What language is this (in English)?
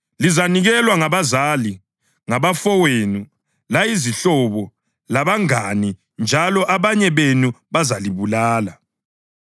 North Ndebele